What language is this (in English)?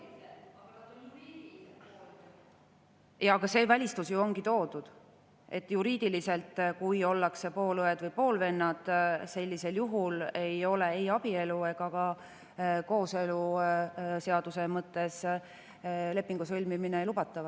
Estonian